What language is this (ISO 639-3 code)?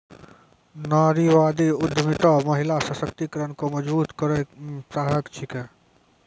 mai